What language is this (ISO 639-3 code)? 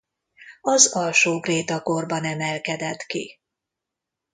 hun